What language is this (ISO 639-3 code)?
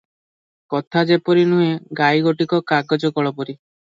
ori